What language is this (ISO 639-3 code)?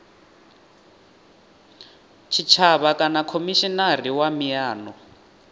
ven